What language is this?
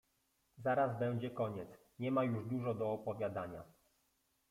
Polish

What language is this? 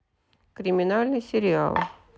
Russian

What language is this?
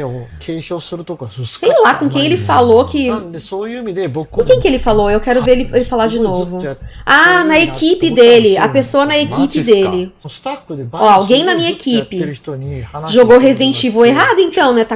Portuguese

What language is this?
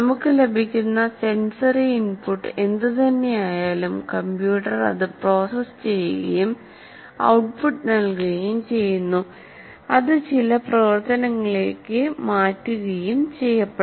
Malayalam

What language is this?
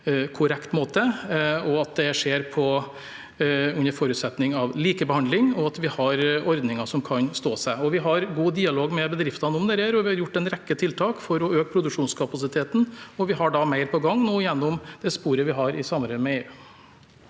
Norwegian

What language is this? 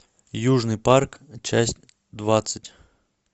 Russian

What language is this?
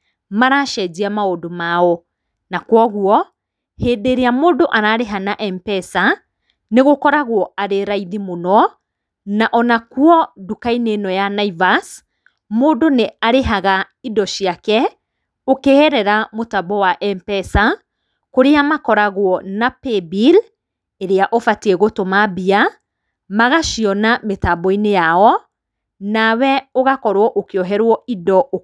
Kikuyu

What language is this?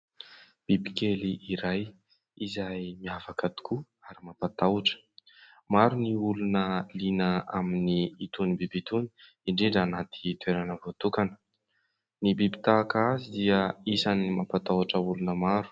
Malagasy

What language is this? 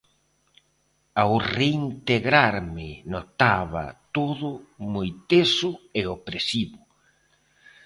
Galician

